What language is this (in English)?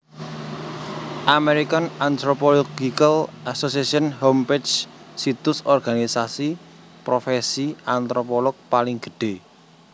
Javanese